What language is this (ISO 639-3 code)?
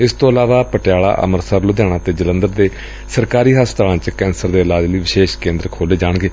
pan